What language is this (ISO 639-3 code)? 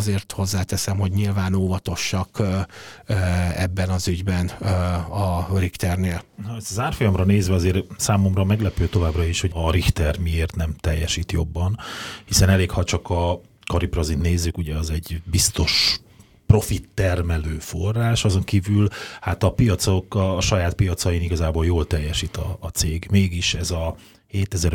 hun